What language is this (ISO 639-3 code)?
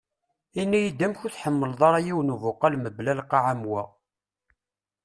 kab